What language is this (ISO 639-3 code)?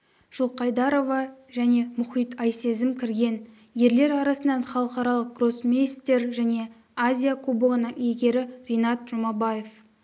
kaz